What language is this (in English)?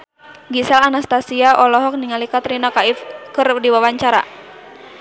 Sundanese